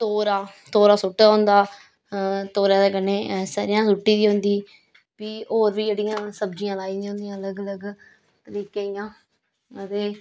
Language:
Dogri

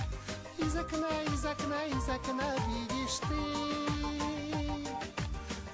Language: Kazakh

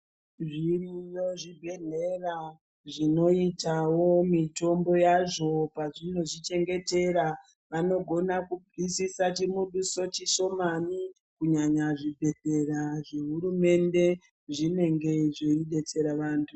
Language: Ndau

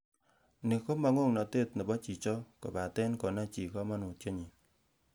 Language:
Kalenjin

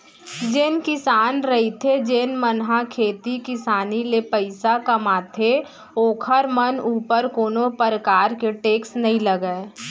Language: Chhattisgarhi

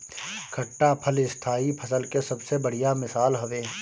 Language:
Bhojpuri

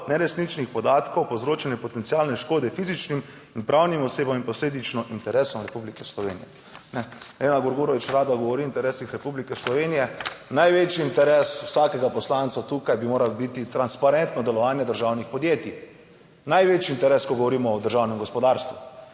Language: Slovenian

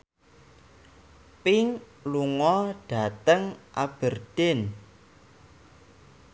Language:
Javanese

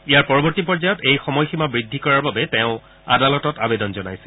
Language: Assamese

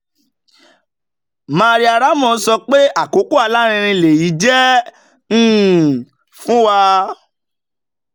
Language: Yoruba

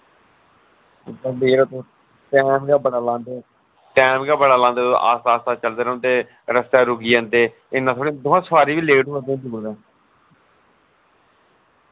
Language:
Dogri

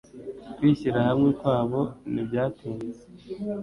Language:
Kinyarwanda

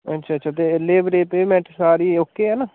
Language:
Dogri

